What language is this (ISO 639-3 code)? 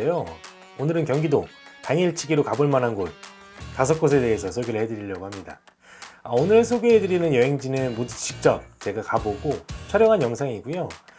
kor